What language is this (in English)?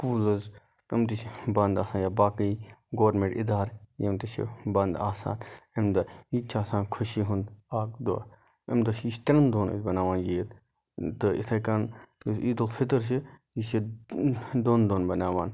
Kashmiri